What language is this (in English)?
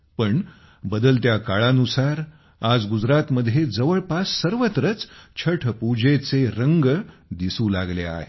Marathi